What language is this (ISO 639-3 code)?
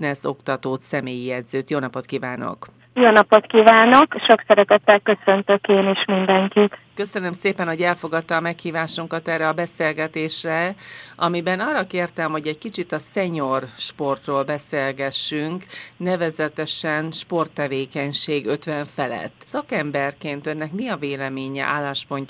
hun